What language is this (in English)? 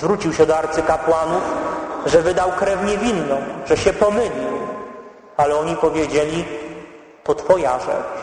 Polish